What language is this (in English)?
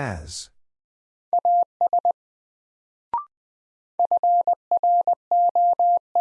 English